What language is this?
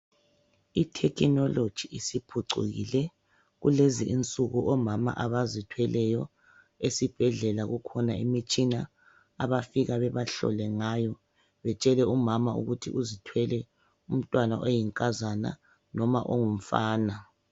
North Ndebele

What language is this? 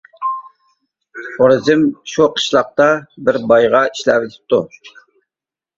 Uyghur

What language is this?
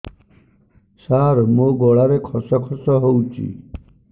Odia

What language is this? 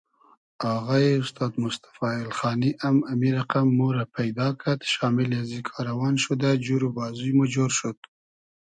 Hazaragi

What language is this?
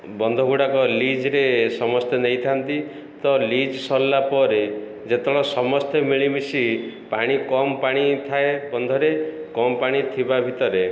Odia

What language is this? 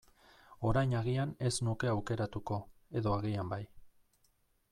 Basque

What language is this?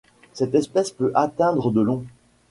French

